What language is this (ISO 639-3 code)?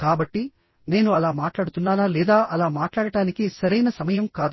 tel